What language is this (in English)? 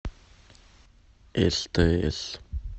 Russian